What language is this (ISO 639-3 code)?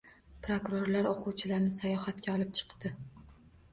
uzb